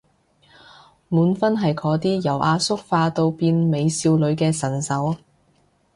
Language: Cantonese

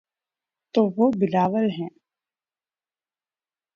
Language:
Urdu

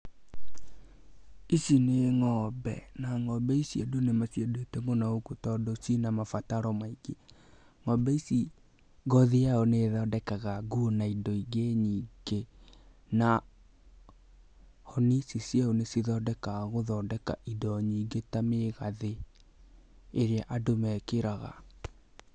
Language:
Kikuyu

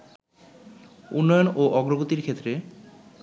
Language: Bangla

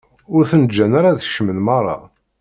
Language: Kabyle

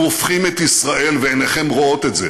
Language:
Hebrew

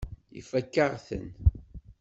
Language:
Kabyle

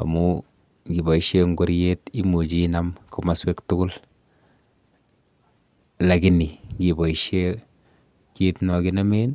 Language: Kalenjin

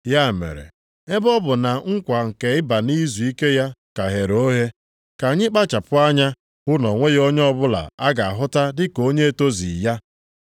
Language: Igbo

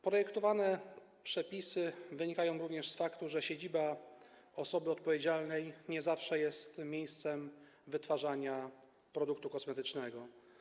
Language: Polish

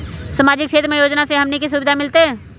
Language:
Magahi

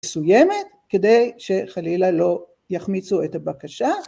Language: Hebrew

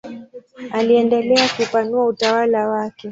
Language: Swahili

